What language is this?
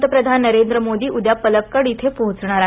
Marathi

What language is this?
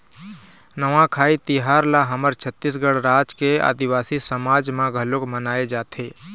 Chhattisgarhi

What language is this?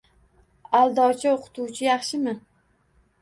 Uzbek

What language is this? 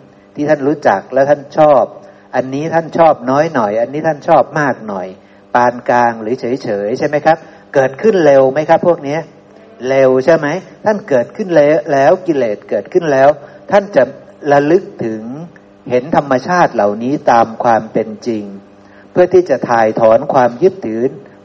Thai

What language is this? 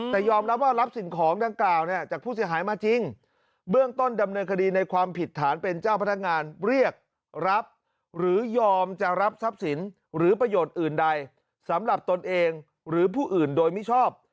Thai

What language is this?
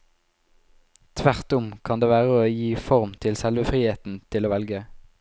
Norwegian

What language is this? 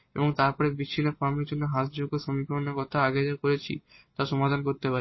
Bangla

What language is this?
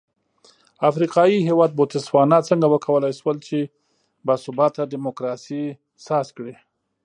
Pashto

